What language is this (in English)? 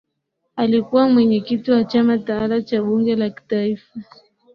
Swahili